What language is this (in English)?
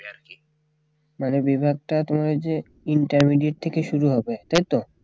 Bangla